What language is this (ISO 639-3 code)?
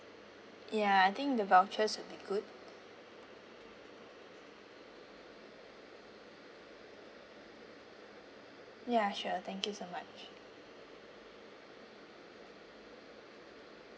eng